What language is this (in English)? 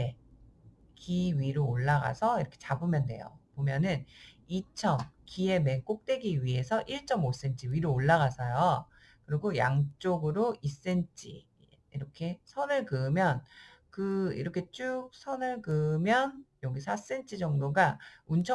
Korean